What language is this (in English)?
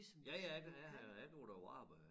Danish